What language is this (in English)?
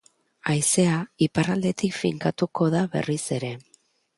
Basque